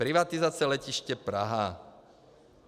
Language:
Czech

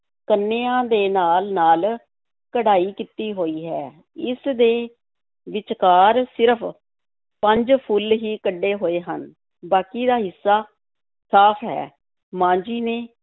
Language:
Punjabi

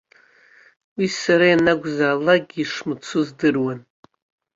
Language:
Abkhazian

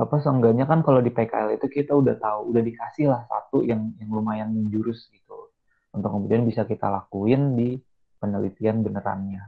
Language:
Indonesian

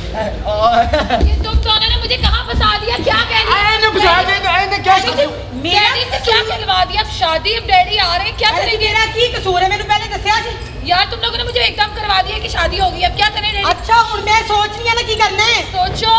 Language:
Hindi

